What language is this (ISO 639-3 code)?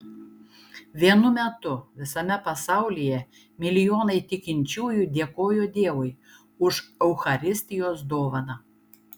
lit